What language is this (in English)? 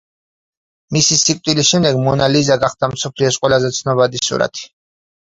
Georgian